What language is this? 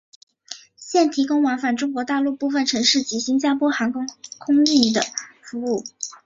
Chinese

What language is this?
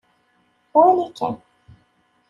Kabyle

